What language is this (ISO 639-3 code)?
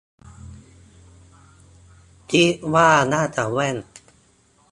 tha